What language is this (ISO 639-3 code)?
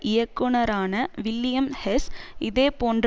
tam